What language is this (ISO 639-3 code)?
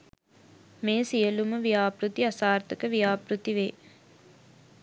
sin